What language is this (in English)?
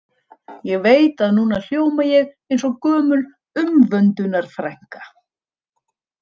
Icelandic